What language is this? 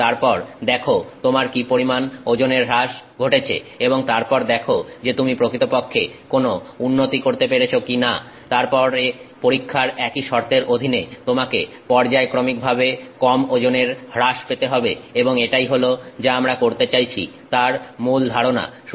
Bangla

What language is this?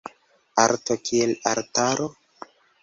Esperanto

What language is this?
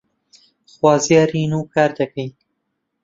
Central Kurdish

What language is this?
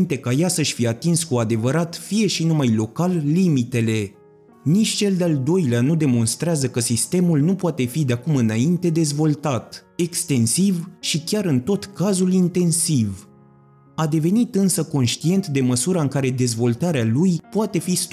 Romanian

